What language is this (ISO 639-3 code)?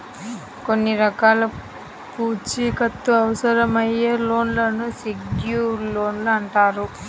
tel